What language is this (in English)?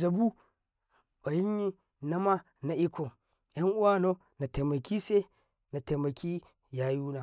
Karekare